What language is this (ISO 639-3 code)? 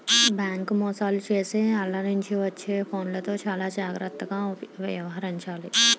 tel